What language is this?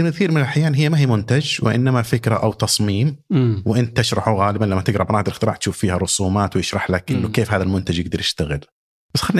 Arabic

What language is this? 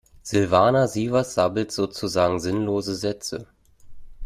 German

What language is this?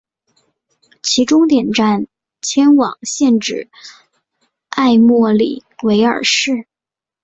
Chinese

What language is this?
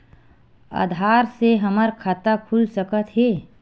Chhattisgarhi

